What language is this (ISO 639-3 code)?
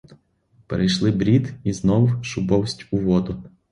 ukr